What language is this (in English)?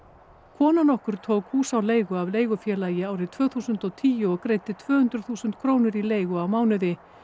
Icelandic